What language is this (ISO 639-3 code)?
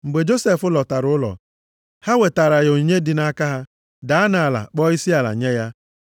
ibo